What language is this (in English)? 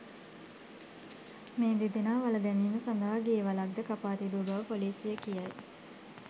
Sinhala